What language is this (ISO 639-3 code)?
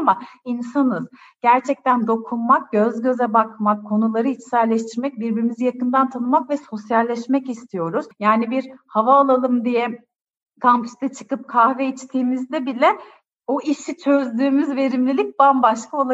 tur